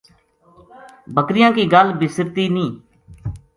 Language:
Gujari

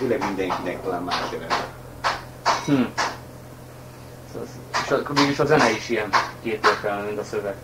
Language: Hungarian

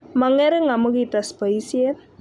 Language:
Kalenjin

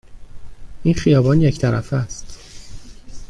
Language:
Persian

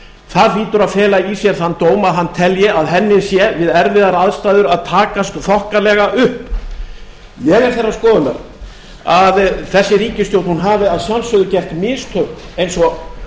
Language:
Icelandic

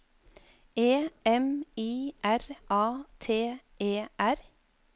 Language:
Norwegian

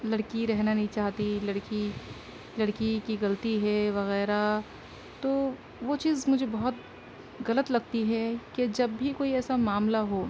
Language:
Urdu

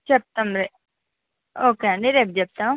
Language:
Telugu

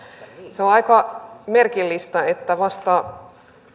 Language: Finnish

